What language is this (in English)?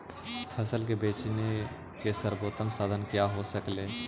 Magahi